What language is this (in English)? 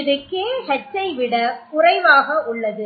Tamil